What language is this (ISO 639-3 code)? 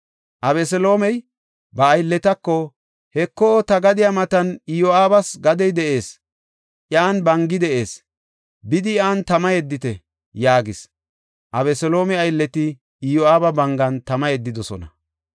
gof